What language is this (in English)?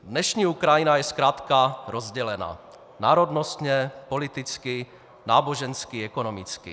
Czech